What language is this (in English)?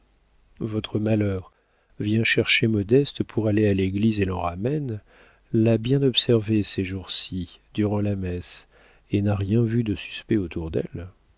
French